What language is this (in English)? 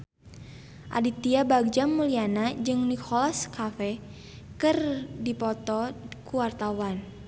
Sundanese